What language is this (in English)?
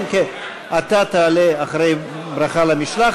Hebrew